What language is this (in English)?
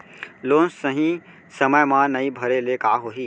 Chhattisgarhi